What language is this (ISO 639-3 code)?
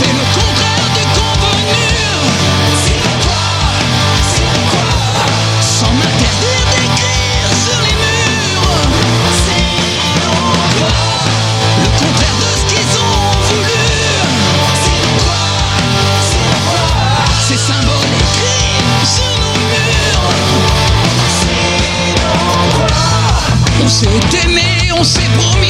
fra